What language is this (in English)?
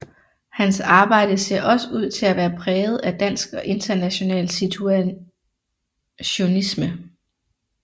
Danish